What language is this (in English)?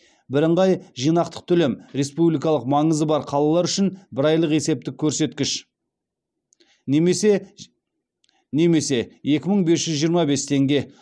Kazakh